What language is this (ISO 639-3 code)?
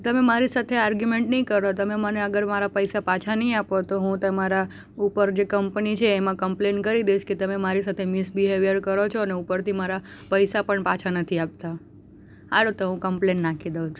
guj